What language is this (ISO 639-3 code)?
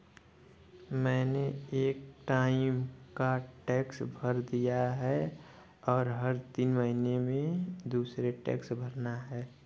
hin